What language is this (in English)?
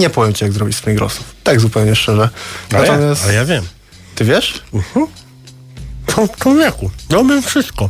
Polish